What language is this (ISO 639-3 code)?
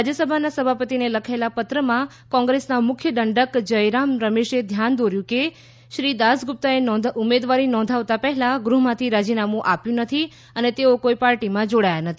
guj